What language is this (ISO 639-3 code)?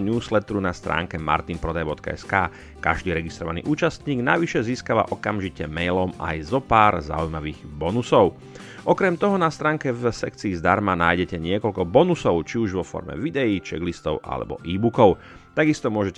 slk